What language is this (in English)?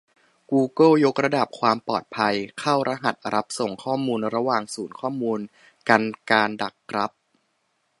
Thai